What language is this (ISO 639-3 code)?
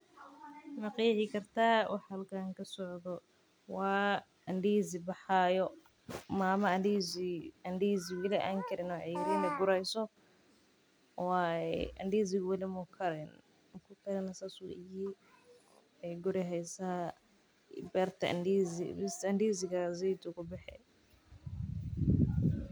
som